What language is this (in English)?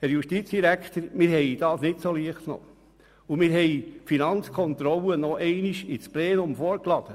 Swiss German